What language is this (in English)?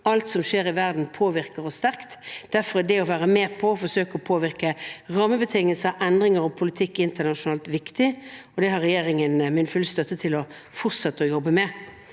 Norwegian